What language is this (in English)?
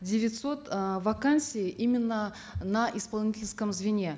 Kazakh